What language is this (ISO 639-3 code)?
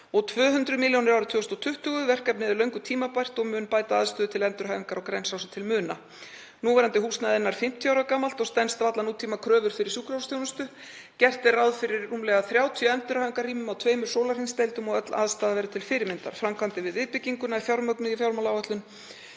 isl